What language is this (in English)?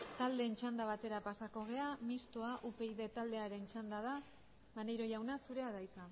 Basque